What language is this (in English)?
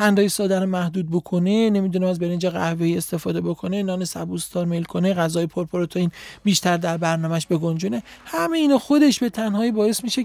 Persian